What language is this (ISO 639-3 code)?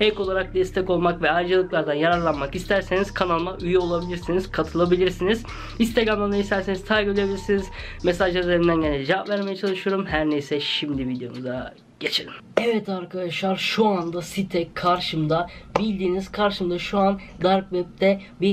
tur